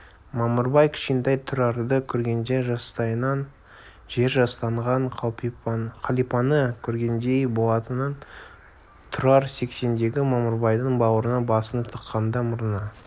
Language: Kazakh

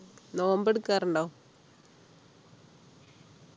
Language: Malayalam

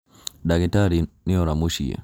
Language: Kikuyu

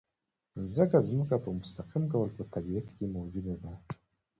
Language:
Pashto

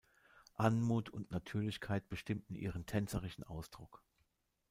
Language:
German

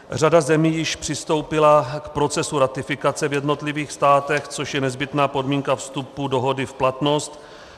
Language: Czech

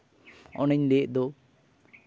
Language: Santali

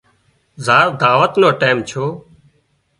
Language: Wadiyara Koli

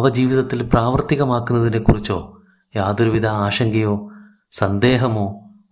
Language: Malayalam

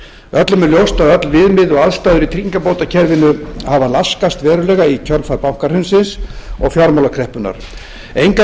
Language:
Icelandic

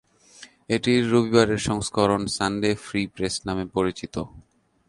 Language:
Bangla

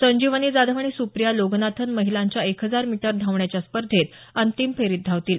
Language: Marathi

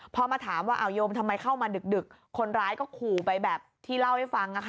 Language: Thai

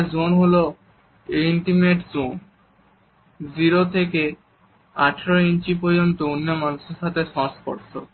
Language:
Bangla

